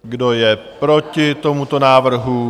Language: Czech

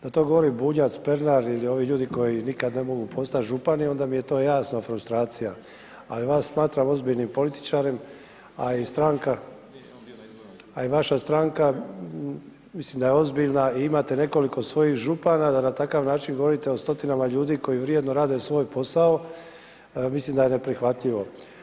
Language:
Croatian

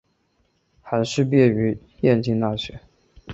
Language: Chinese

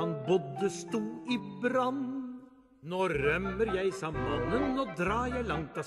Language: Norwegian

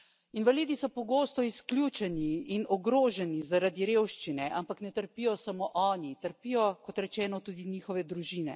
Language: Slovenian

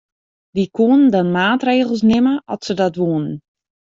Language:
Western Frisian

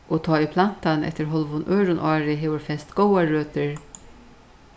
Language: Faroese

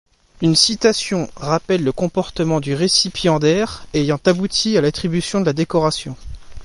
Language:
French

